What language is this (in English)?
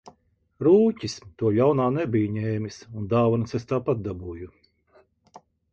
Latvian